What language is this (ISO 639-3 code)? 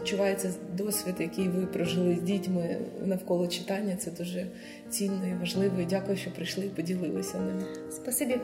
ukr